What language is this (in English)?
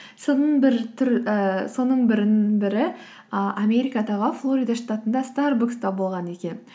Kazakh